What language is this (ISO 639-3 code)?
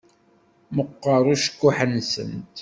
kab